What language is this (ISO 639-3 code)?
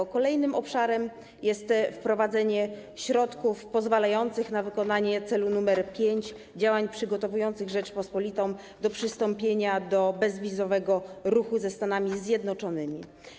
pol